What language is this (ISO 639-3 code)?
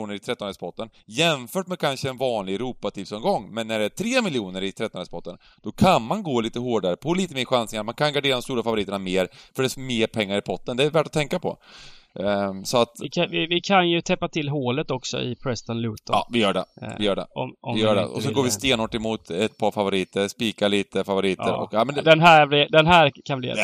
swe